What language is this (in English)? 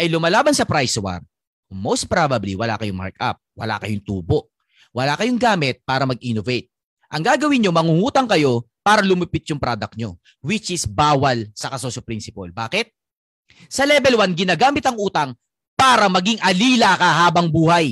Filipino